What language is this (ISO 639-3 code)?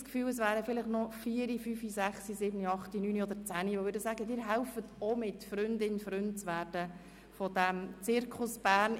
gsw